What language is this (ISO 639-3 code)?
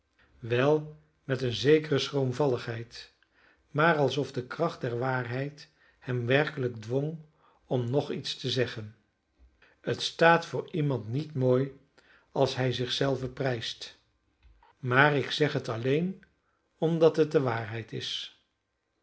nld